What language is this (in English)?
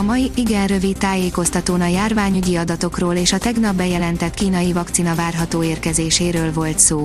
Hungarian